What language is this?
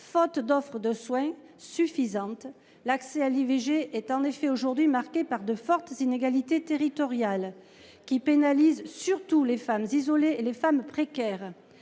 French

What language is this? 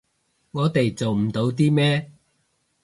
Cantonese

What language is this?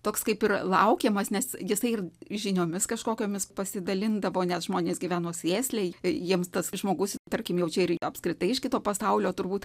Lithuanian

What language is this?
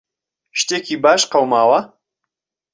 Central Kurdish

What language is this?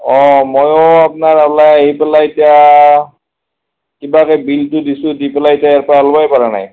Assamese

